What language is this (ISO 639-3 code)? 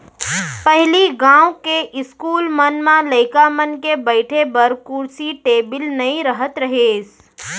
hne